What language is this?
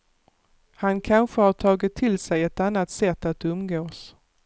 Swedish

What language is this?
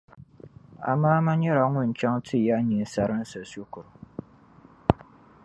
Dagbani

